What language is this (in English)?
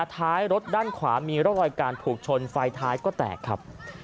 Thai